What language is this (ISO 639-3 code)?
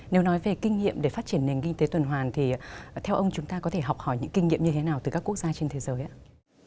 vie